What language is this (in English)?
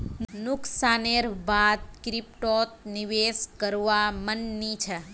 Magahi